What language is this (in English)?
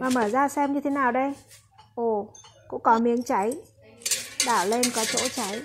Vietnamese